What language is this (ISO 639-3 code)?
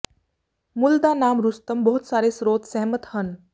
pan